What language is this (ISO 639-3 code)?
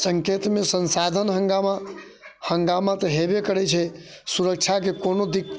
mai